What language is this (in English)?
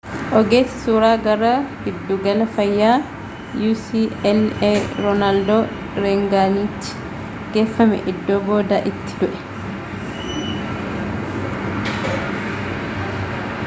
Oromo